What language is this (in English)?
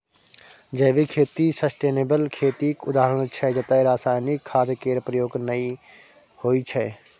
Maithili